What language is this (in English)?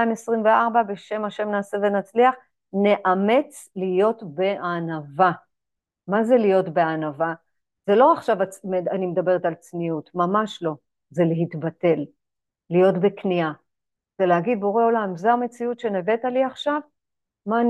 Hebrew